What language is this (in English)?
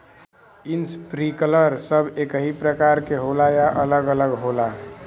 Bhojpuri